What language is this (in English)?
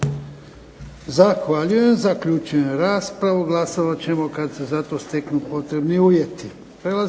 Croatian